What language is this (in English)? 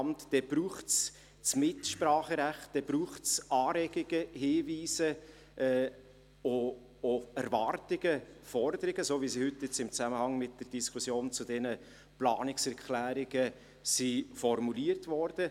Swiss German